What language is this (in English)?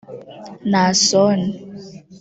Kinyarwanda